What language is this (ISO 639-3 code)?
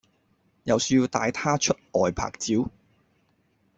yue